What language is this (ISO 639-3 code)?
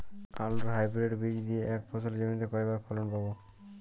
ben